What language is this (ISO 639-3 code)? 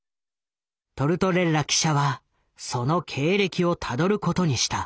jpn